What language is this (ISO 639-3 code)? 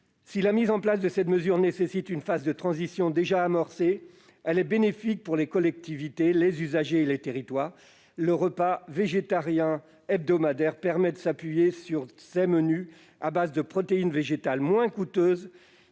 fra